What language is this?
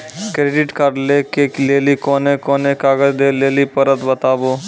Maithili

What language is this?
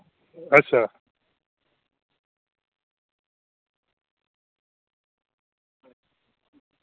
Dogri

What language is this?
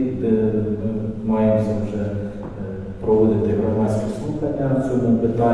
Ukrainian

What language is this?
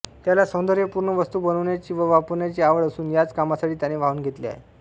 Marathi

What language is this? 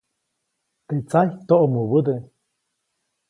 Copainalá Zoque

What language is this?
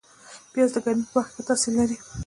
Pashto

